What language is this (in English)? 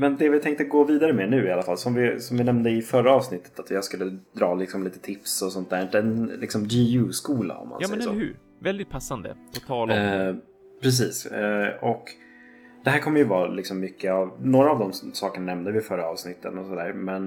Swedish